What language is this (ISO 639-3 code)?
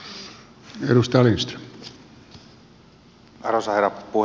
fin